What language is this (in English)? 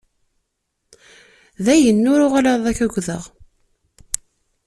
Kabyle